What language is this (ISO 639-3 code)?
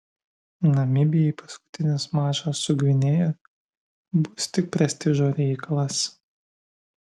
lit